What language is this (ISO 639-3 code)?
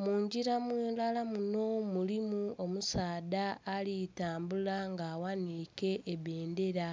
xog